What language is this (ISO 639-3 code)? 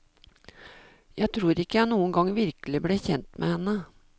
nor